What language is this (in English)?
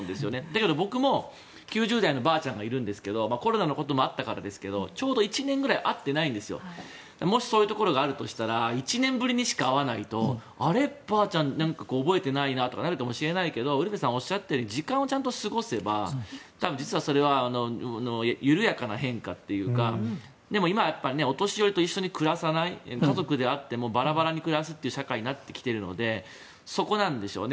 Japanese